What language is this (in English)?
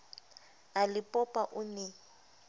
Southern Sotho